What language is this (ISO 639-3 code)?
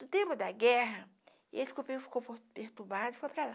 por